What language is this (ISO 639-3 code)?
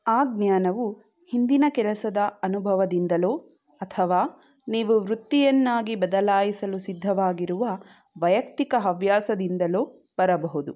kan